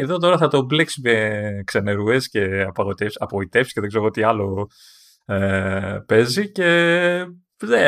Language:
Greek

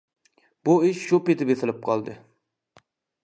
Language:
Uyghur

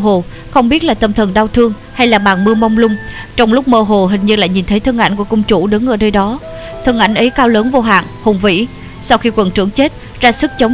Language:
Vietnamese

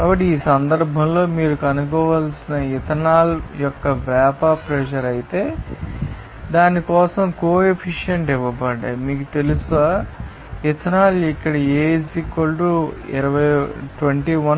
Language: Telugu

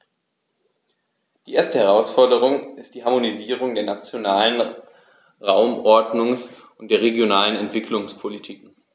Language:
German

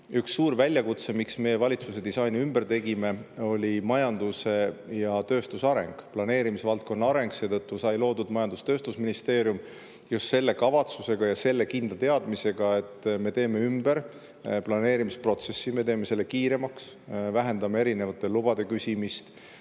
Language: Estonian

